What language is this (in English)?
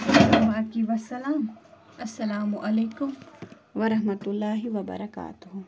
Kashmiri